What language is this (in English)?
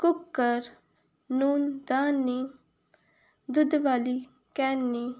Punjabi